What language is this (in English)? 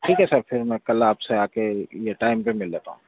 Urdu